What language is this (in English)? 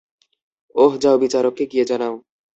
Bangla